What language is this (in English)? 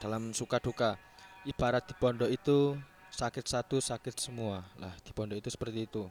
Indonesian